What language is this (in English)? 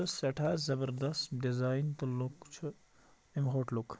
Kashmiri